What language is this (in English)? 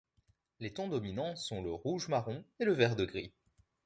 French